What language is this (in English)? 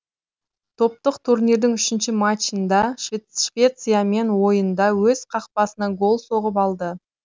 Kazakh